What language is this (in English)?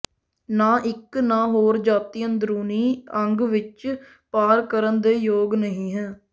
Punjabi